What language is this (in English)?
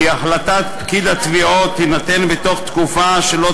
Hebrew